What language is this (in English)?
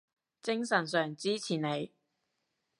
Cantonese